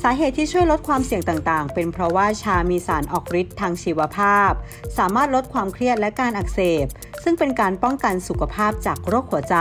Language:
Thai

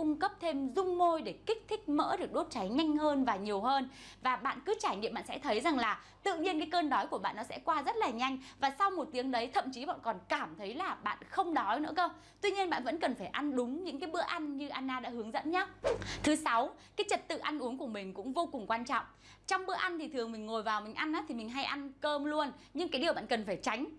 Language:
Vietnamese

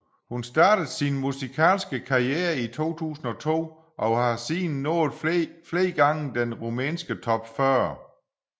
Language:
Danish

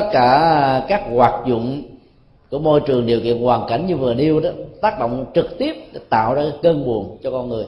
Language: Vietnamese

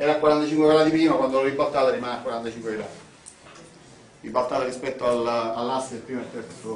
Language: Italian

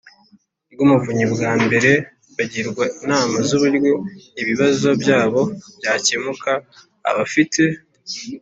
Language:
Kinyarwanda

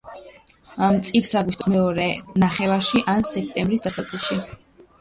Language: Georgian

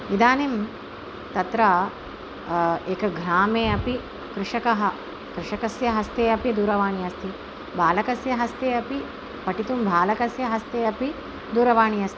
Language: Sanskrit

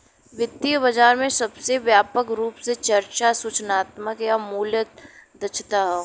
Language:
Bhojpuri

